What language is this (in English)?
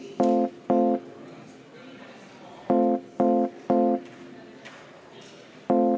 Estonian